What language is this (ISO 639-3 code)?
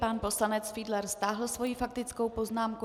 ces